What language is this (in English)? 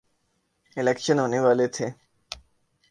Urdu